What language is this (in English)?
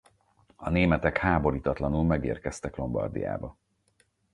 Hungarian